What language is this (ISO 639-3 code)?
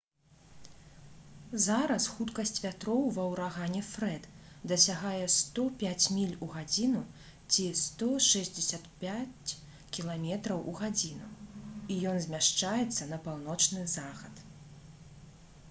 bel